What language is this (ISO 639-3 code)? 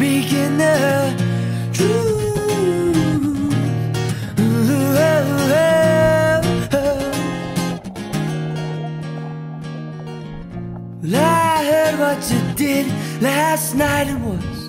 eng